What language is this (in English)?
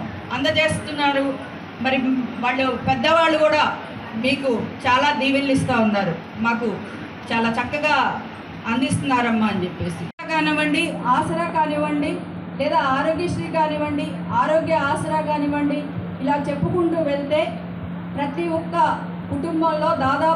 English